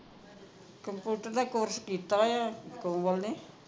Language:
Punjabi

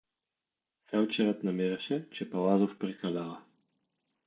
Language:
Bulgarian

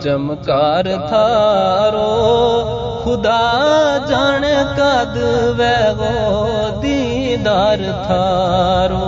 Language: Urdu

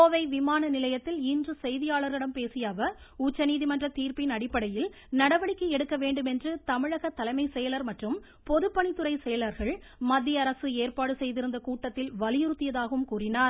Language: Tamil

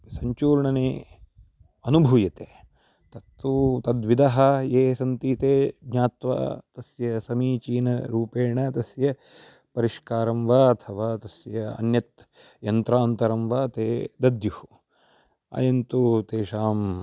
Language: Sanskrit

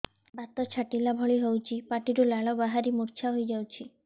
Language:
Odia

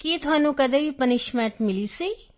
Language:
Punjabi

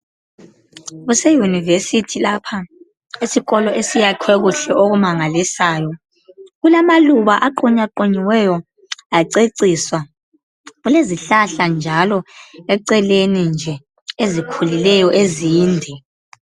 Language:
North Ndebele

